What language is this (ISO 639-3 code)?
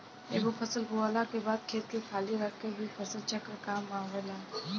bho